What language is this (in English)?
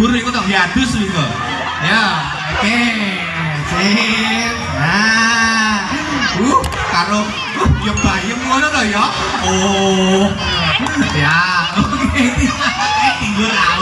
Indonesian